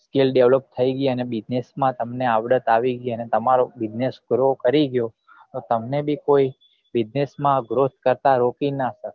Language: Gujarati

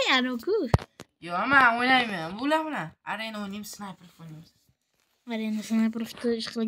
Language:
Turkish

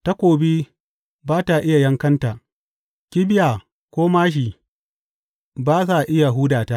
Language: Hausa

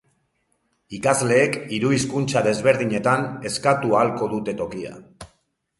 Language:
Basque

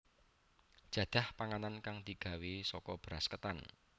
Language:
Javanese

